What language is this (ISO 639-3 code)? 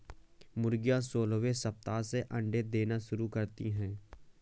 hin